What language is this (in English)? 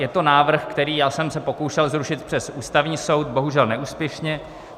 Czech